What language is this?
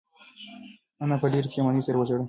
Pashto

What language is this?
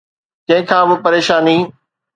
Sindhi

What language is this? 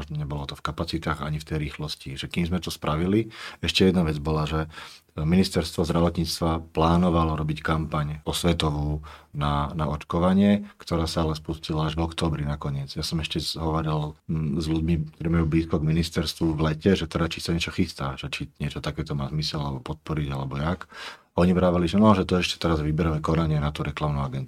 Slovak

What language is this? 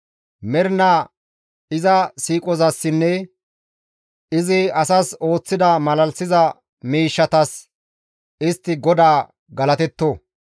Gamo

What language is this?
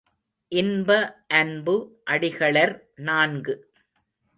Tamil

